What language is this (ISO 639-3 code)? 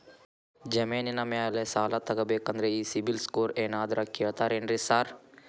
kan